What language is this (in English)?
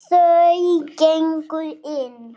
Icelandic